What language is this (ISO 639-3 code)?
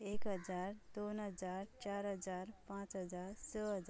kok